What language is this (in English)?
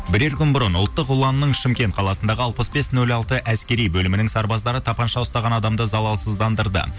Kazakh